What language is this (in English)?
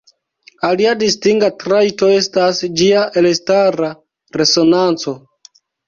Esperanto